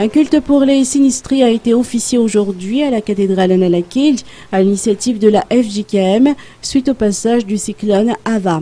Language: French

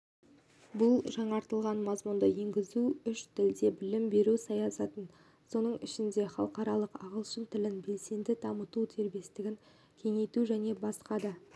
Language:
Kazakh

